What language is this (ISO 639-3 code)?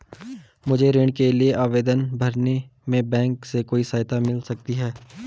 hin